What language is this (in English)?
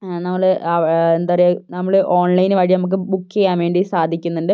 Malayalam